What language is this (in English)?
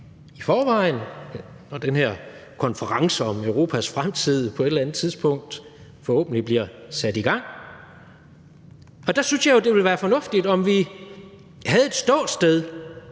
Danish